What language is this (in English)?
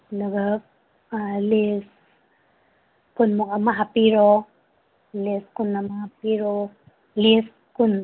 Manipuri